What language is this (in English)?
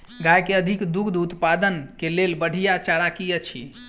Maithili